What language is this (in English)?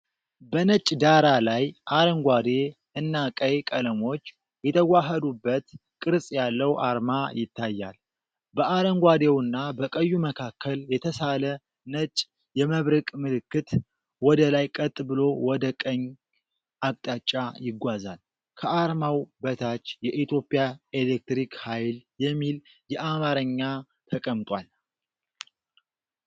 Amharic